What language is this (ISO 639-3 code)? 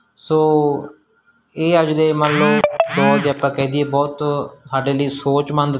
pan